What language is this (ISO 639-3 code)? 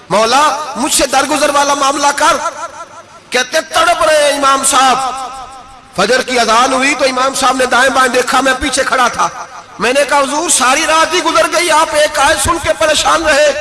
urd